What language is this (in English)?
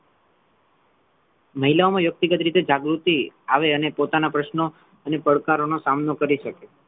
Gujarati